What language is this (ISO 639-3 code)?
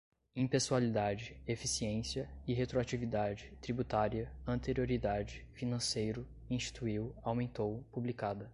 por